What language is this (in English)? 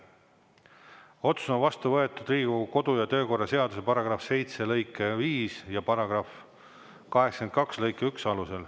Estonian